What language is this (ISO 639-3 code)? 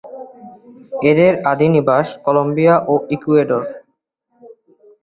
ben